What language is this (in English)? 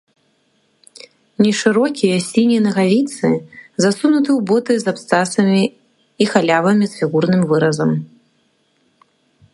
Belarusian